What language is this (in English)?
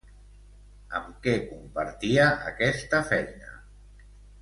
Catalan